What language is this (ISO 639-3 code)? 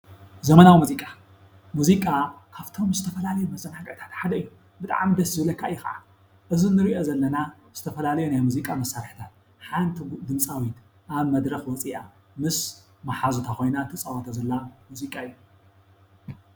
tir